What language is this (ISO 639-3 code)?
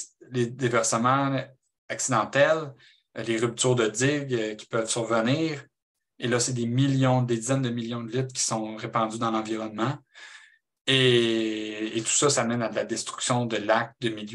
fra